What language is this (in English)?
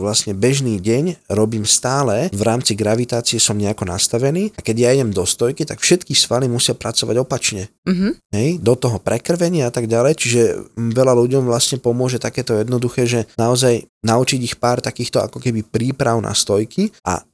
Slovak